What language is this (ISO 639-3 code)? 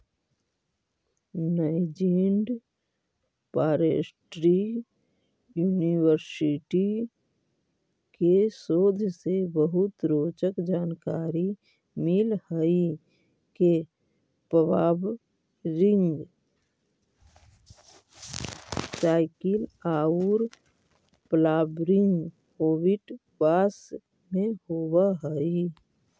mag